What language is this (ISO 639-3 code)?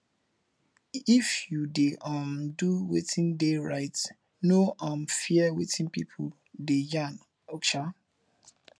pcm